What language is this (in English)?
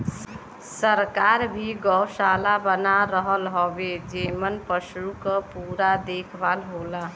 Bhojpuri